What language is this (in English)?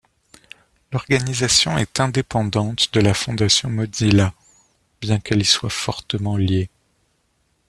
French